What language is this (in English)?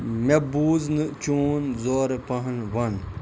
Kashmiri